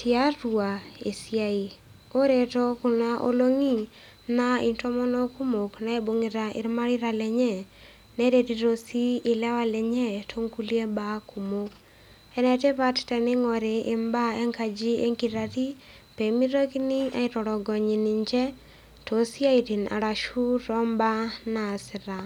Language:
Masai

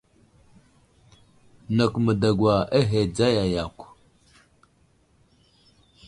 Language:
Wuzlam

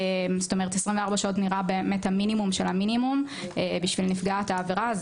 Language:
Hebrew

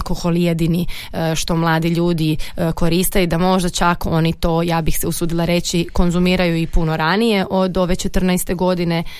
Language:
Croatian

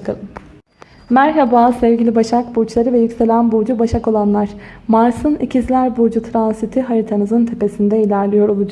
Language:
Turkish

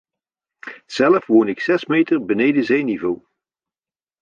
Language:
Dutch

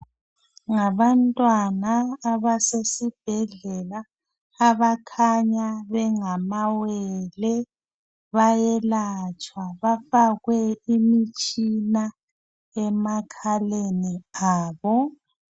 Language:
North Ndebele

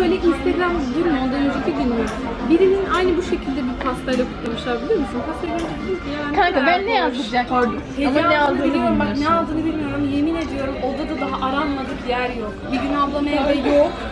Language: Turkish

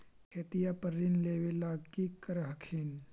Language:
Magahi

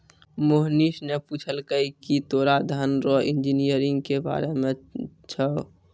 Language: Maithili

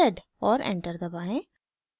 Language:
Hindi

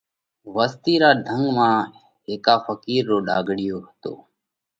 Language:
Parkari Koli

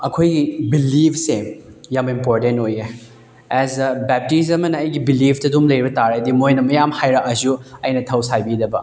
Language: Manipuri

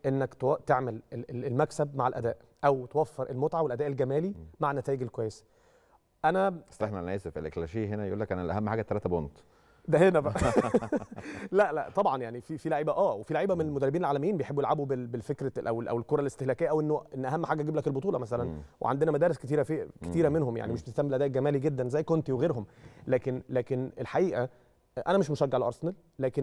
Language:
Arabic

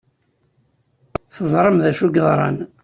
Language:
Kabyle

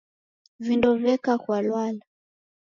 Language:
Taita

